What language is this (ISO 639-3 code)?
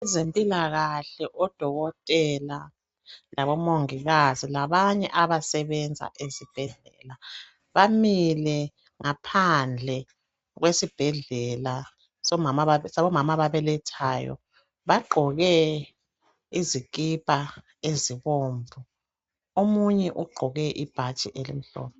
nde